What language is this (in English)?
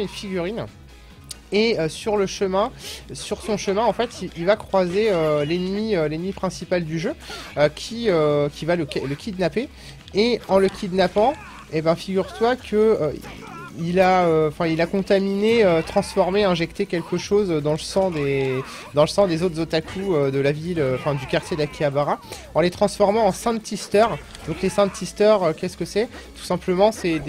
French